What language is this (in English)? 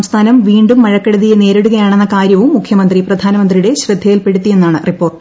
Malayalam